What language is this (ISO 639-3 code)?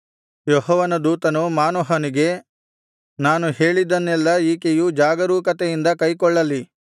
kan